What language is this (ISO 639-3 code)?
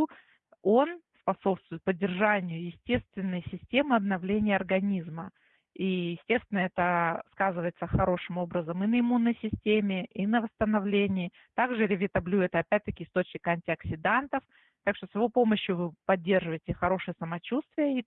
rus